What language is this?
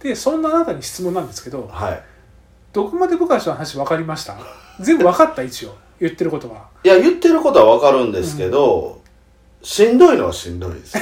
Japanese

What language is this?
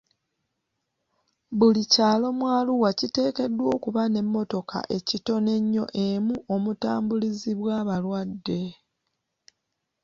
Ganda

